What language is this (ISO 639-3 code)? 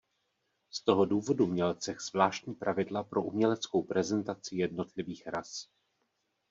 ces